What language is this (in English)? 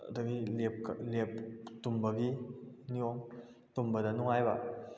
Manipuri